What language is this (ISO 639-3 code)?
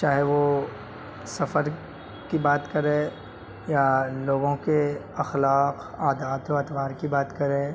urd